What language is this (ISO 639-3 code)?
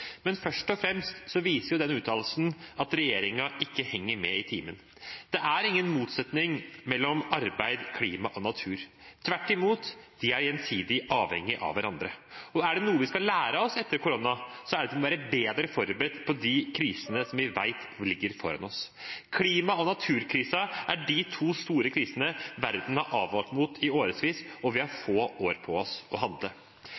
nob